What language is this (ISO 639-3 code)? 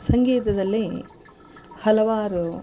kan